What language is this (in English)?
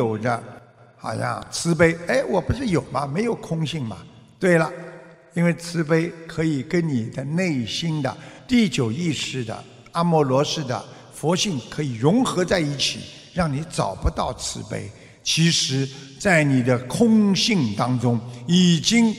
Chinese